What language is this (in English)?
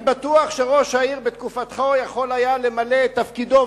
Hebrew